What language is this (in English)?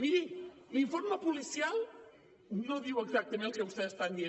Catalan